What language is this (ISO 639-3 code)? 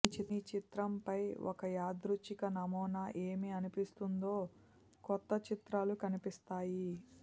tel